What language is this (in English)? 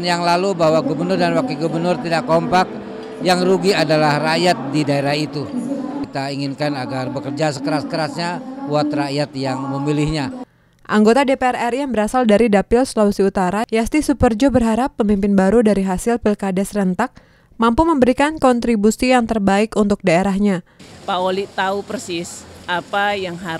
Indonesian